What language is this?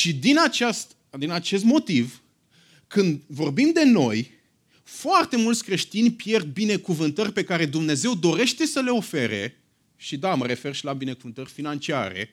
Romanian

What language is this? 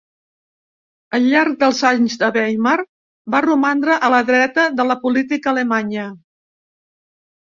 Catalan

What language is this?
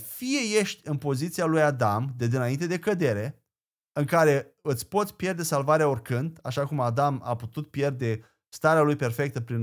Romanian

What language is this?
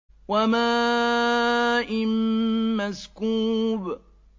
Arabic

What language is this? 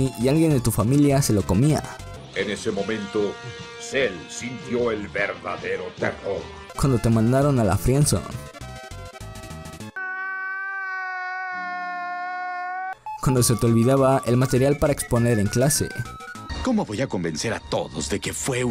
Spanish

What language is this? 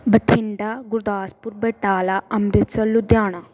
Punjabi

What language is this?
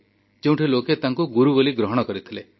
Odia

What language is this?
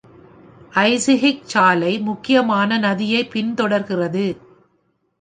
Tamil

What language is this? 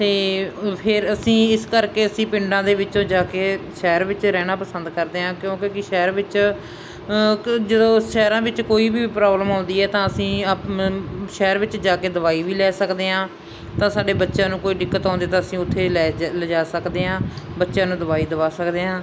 Punjabi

